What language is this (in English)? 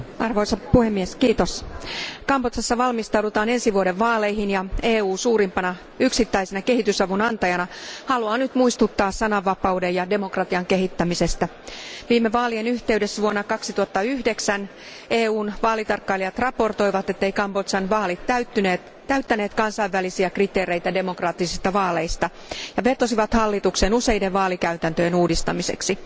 Finnish